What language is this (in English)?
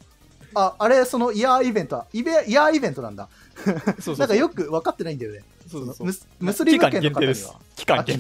Japanese